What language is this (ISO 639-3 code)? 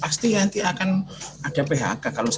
ind